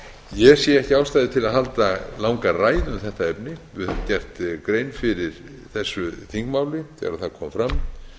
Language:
Icelandic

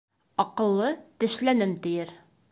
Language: Bashkir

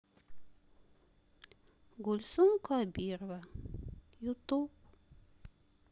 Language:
Russian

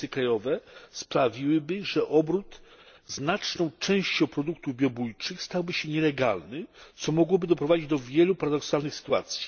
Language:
Polish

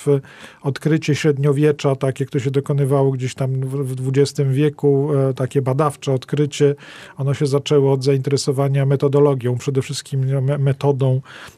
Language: Polish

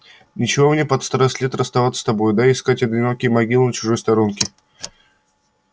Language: Russian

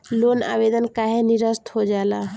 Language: Bhojpuri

